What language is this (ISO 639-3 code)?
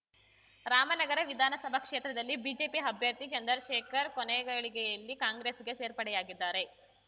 kan